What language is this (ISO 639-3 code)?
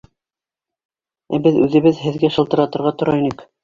bak